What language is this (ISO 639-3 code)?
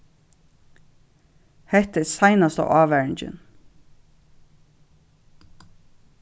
fao